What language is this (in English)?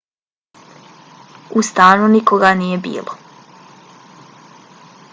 Bosnian